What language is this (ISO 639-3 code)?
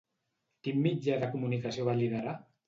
cat